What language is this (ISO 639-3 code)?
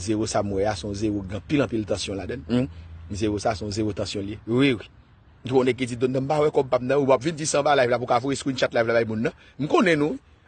fra